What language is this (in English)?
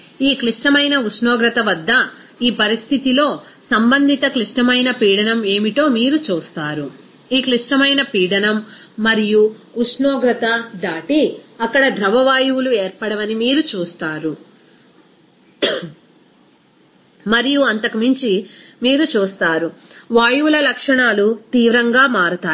Telugu